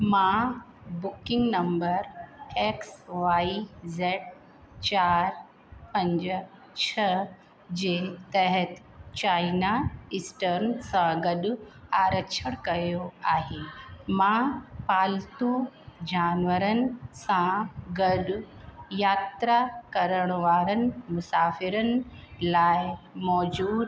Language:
Sindhi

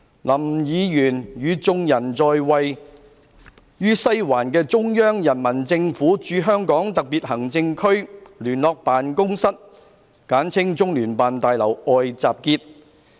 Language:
Cantonese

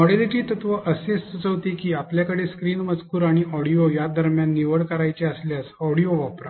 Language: Marathi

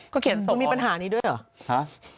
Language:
Thai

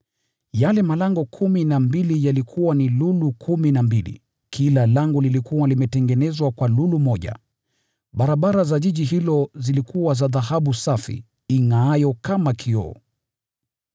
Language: Swahili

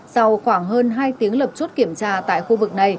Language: Vietnamese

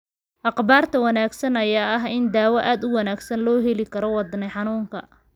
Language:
Somali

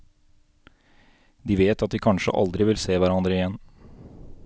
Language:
Norwegian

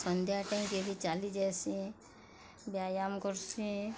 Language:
Odia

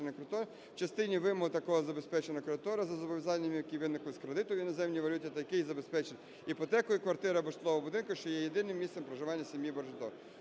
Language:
Ukrainian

